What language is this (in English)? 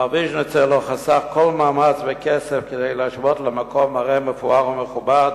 Hebrew